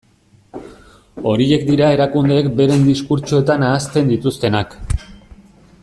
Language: Basque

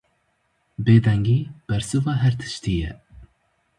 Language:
Kurdish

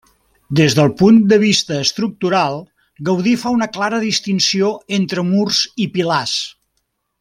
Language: Catalan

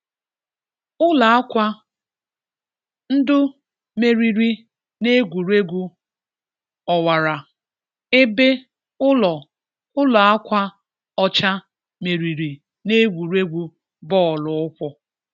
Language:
Igbo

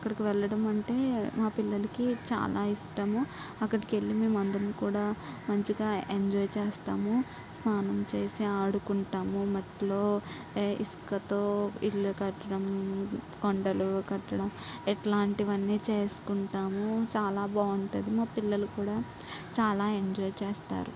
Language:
Telugu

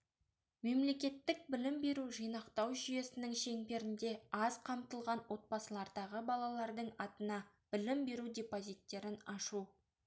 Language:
Kazakh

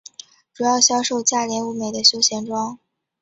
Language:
Chinese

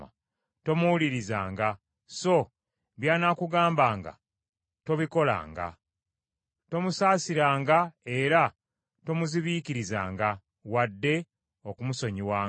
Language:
Ganda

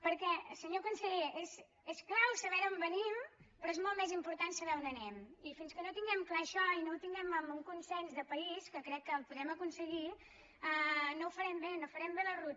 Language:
Catalan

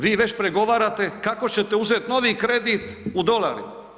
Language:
Croatian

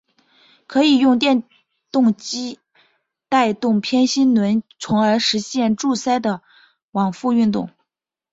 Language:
Chinese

